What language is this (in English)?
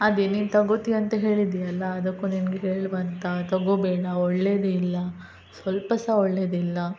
Kannada